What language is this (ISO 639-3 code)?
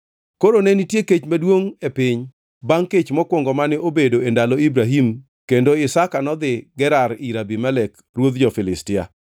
luo